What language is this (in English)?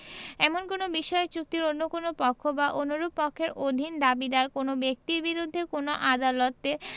Bangla